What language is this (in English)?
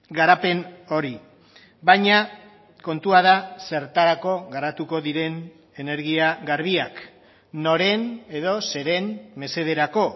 Basque